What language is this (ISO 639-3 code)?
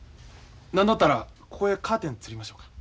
jpn